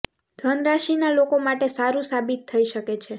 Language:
Gujarati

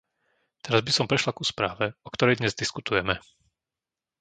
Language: Slovak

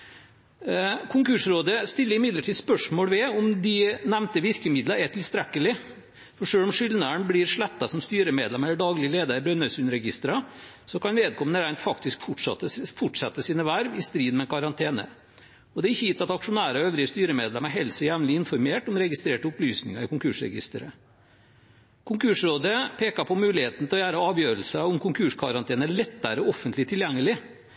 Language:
Norwegian Bokmål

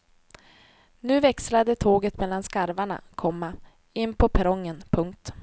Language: Swedish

